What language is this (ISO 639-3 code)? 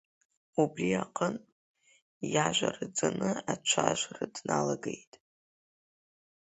abk